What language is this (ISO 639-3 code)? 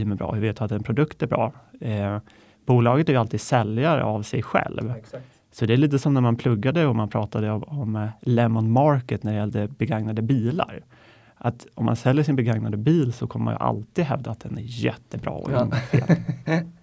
swe